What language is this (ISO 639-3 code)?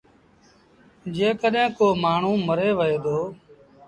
sbn